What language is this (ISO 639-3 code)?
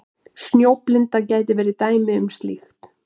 isl